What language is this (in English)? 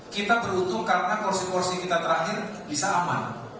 Indonesian